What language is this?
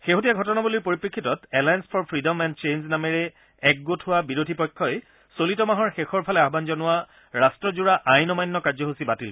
Assamese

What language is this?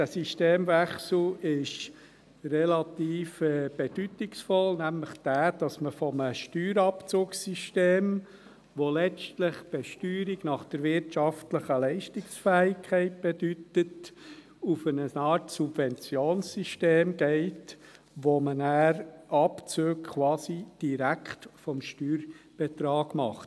Swiss German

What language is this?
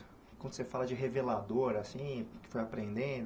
Portuguese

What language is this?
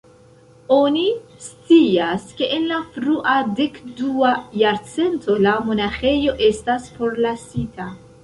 Esperanto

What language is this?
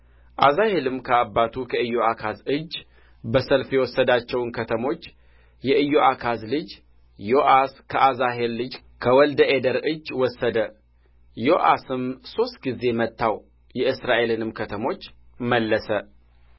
Amharic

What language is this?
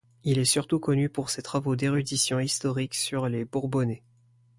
French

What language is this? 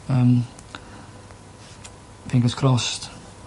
Welsh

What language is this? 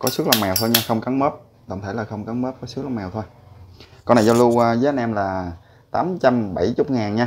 Vietnamese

